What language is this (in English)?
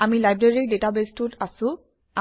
Assamese